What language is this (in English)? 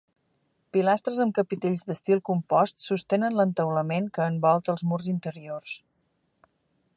Catalan